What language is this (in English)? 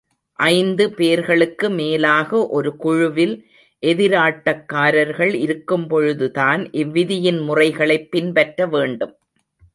Tamil